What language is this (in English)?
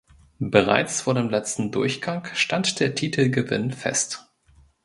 German